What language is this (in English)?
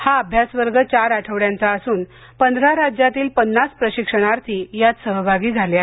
Marathi